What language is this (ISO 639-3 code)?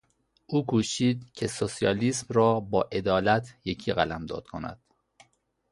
fas